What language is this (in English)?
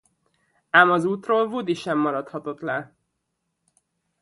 Hungarian